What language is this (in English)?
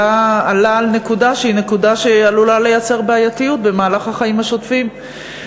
Hebrew